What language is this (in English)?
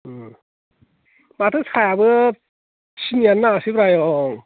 Bodo